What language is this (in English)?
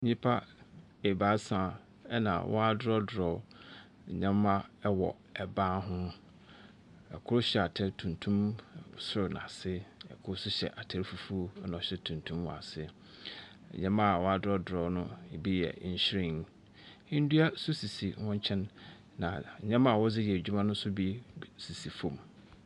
Akan